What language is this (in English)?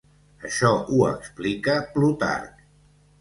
Catalan